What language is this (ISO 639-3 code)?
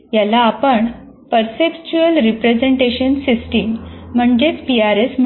mar